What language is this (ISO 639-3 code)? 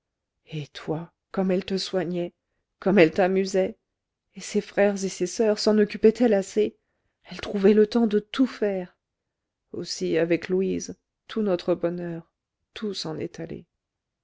fra